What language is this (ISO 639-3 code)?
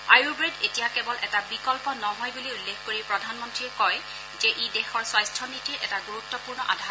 asm